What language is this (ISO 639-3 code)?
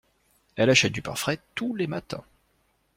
fra